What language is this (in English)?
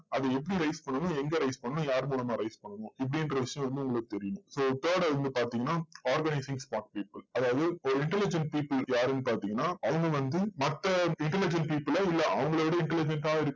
Tamil